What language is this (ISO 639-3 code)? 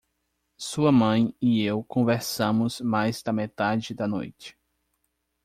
por